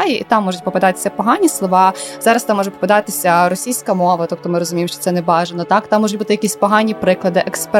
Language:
Ukrainian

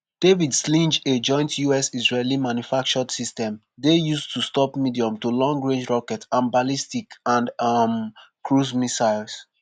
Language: Nigerian Pidgin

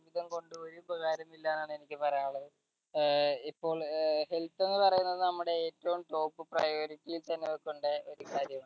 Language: Malayalam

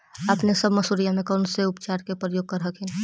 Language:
Magahi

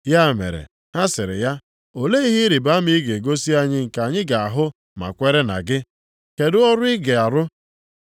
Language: Igbo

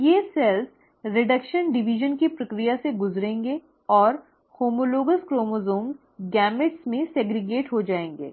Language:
Hindi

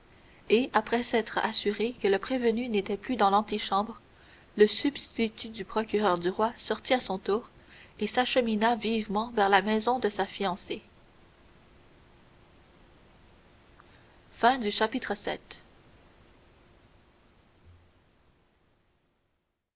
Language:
French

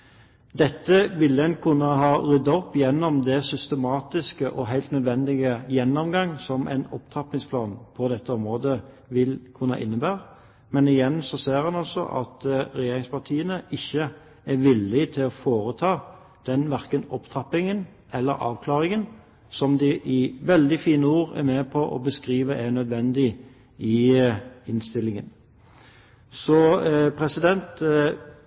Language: Norwegian Bokmål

